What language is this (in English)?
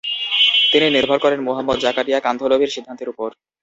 Bangla